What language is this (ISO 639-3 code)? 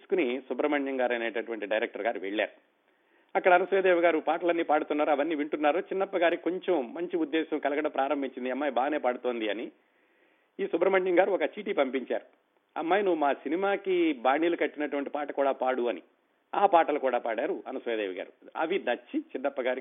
tel